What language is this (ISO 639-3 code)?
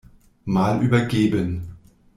deu